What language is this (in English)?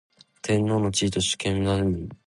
Japanese